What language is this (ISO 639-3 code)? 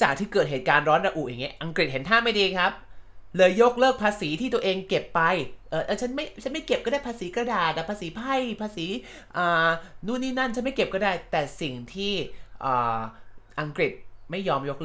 tha